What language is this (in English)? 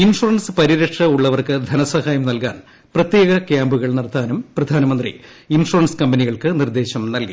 Malayalam